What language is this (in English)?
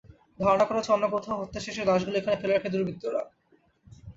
Bangla